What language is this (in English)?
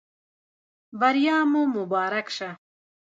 Pashto